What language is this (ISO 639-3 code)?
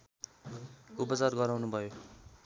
nep